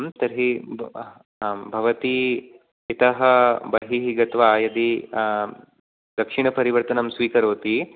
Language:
Sanskrit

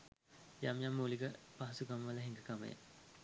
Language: Sinhala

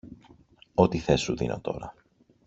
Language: Greek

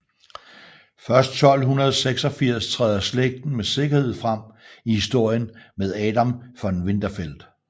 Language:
Danish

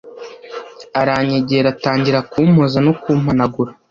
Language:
Kinyarwanda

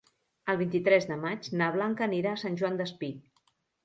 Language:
Catalan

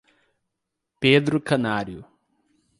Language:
Portuguese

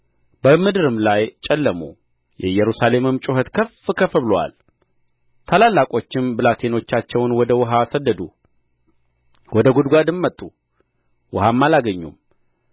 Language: Amharic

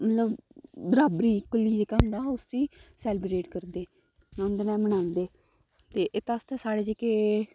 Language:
Dogri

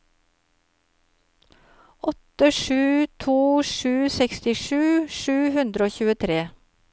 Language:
Norwegian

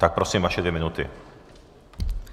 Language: Czech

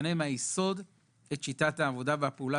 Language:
Hebrew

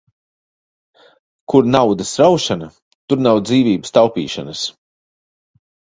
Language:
Latvian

